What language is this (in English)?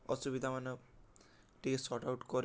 Odia